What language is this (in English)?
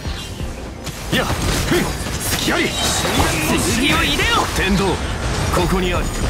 Japanese